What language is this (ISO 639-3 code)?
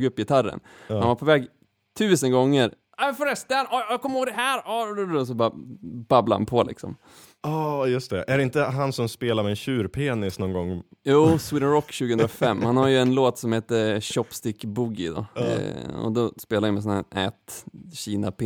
swe